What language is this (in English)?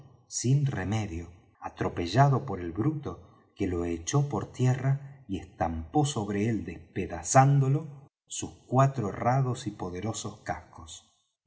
Spanish